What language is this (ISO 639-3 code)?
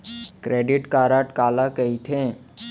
hne